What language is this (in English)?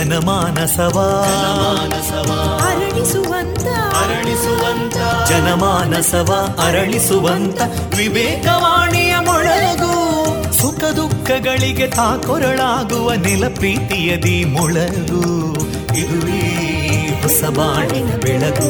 Kannada